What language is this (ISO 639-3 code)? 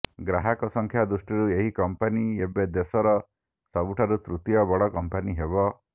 ori